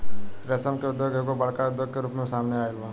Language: Bhojpuri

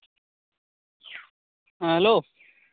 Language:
Santali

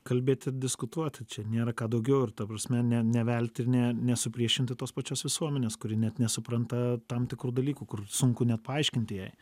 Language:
Lithuanian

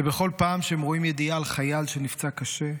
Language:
Hebrew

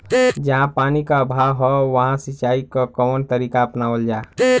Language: Bhojpuri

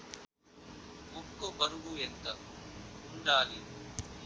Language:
Telugu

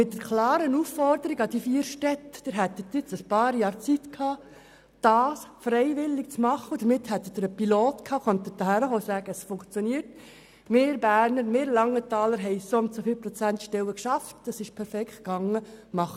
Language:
Swiss German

